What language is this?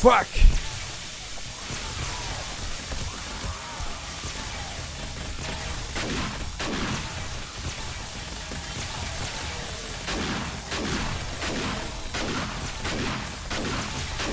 Portuguese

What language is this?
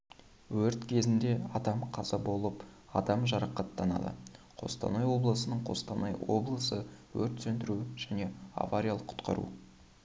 Kazakh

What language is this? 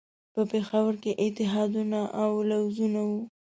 Pashto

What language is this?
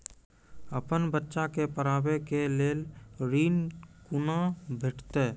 Maithili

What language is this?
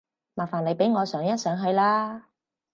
Cantonese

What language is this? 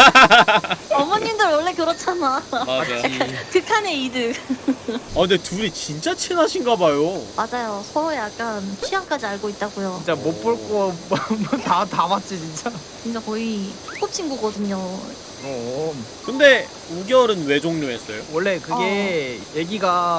Korean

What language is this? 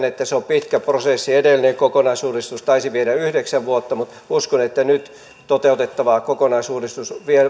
Finnish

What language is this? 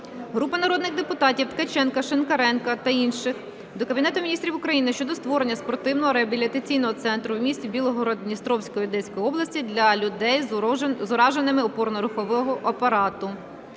Ukrainian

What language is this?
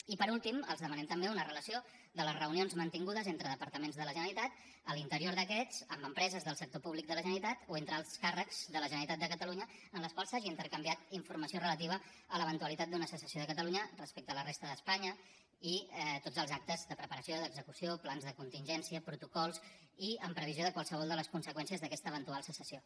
Catalan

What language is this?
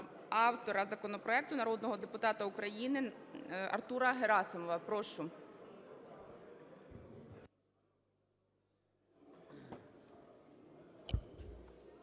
Ukrainian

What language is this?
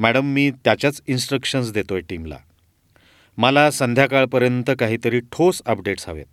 Marathi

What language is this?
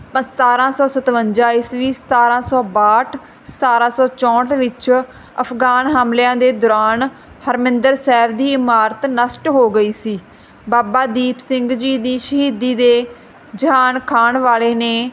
Punjabi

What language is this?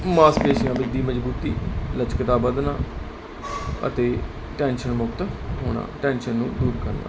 Punjabi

